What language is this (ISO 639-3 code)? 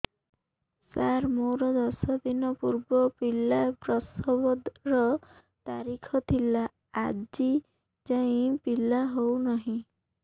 ori